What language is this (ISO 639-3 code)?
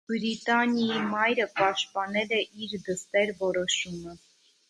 hye